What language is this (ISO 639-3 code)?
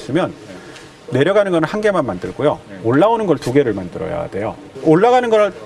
kor